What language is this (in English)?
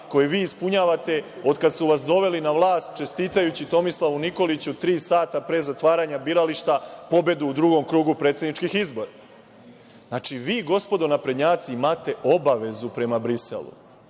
Serbian